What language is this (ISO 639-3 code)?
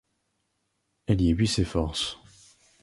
fra